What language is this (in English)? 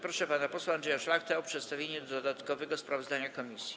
Polish